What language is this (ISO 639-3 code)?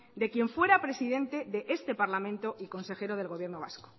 spa